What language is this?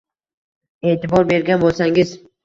Uzbek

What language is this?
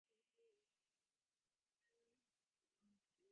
Divehi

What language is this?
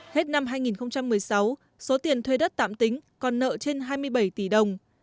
Vietnamese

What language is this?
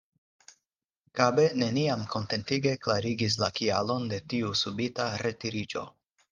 Esperanto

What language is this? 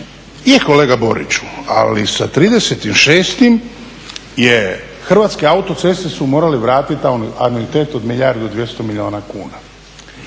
Croatian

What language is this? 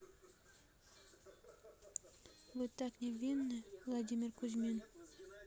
Russian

